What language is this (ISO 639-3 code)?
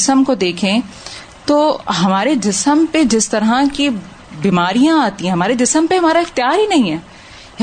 urd